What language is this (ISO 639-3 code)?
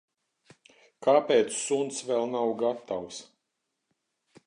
lav